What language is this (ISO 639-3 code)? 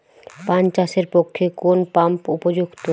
ben